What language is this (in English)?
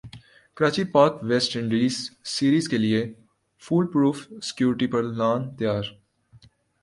Urdu